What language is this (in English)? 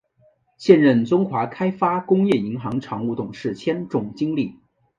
Chinese